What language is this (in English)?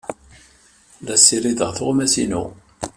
Kabyle